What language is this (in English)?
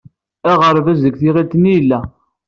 Kabyle